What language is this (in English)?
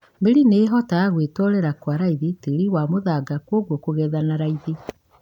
Kikuyu